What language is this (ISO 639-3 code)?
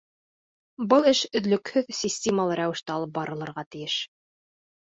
bak